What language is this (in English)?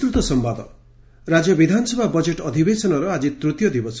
Odia